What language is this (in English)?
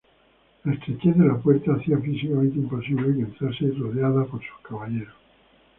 Spanish